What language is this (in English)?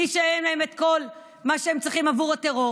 Hebrew